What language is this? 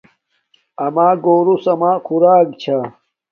Domaaki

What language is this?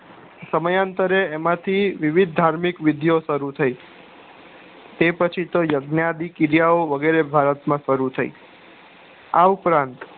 Gujarati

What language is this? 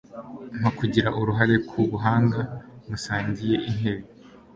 Kinyarwanda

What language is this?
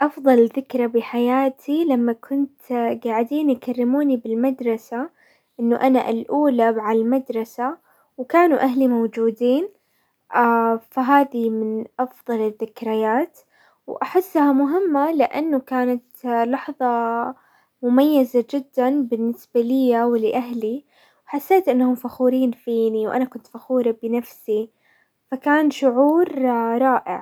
Hijazi Arabic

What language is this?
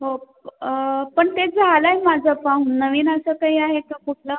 Marathi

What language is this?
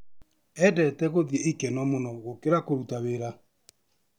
Kikuyu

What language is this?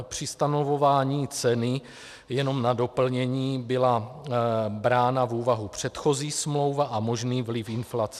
Czech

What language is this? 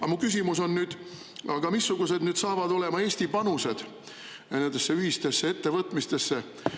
Estonian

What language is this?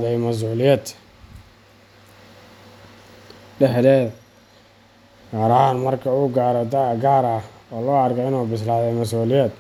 Somali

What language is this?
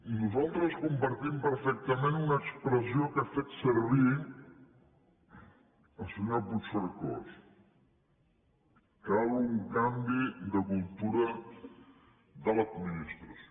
Catalan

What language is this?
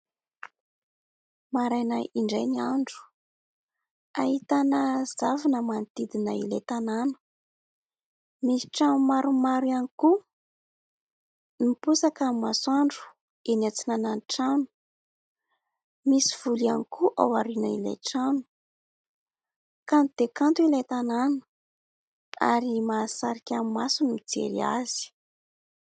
Malagasy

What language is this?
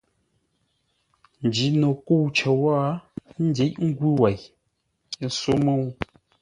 Ngombale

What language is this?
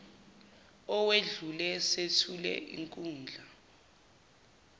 Zulu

